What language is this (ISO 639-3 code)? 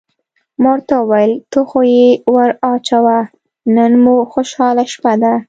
pus